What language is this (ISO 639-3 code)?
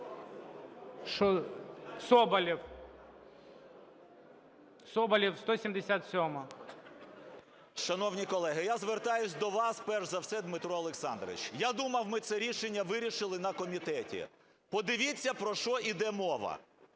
ukr